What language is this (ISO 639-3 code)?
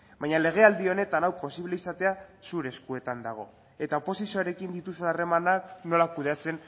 eus